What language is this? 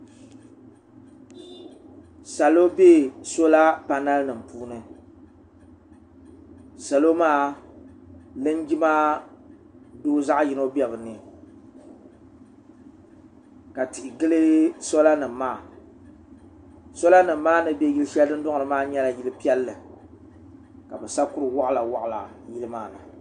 Dagbani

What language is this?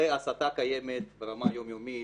Hebrew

